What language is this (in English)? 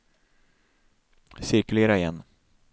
Swedish